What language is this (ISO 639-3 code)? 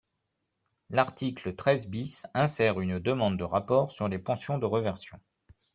fra